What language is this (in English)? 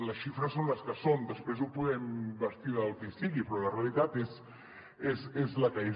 Catalan